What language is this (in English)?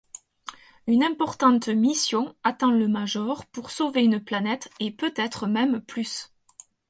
French